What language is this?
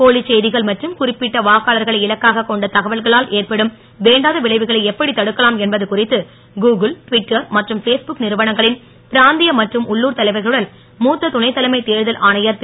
Tamil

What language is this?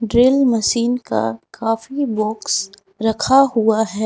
Hindi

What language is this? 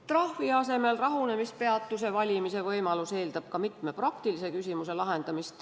Estonian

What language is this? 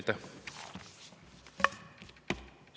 Estonian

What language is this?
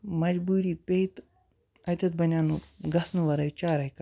Kashmiri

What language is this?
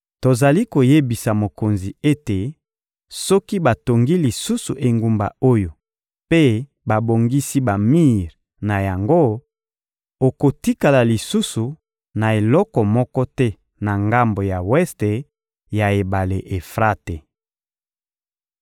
Lingala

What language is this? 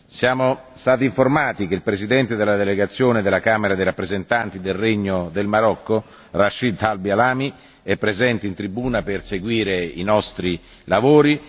Italian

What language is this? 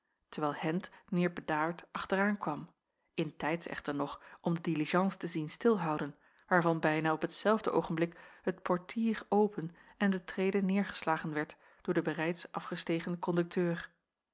Dutch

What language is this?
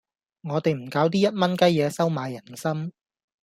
Cantonese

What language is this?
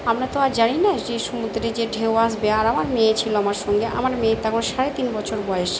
Bangla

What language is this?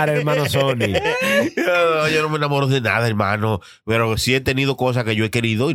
Spanish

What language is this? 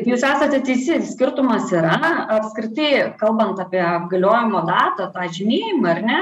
Lithuanian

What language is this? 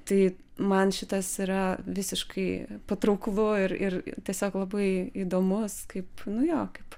Lithuanian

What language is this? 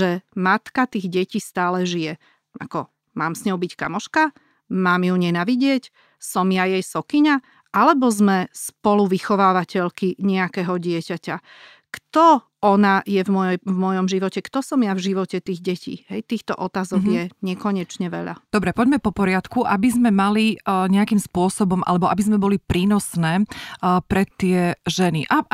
Slovak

